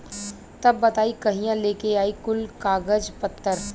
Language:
Bhojpuri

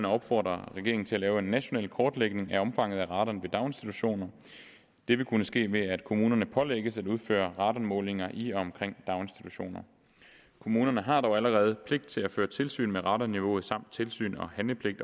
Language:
Danish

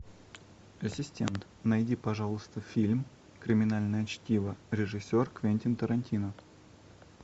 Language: Russian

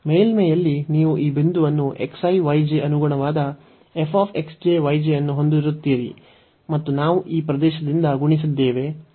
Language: Kannada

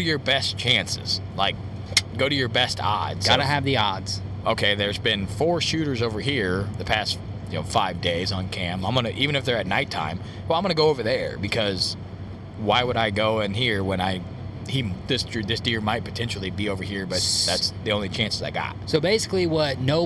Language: English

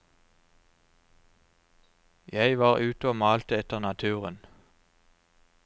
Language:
Norwegian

